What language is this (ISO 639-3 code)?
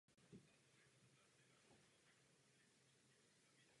ces